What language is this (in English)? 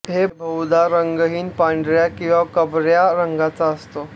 Marathi